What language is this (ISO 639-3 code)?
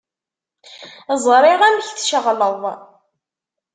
kab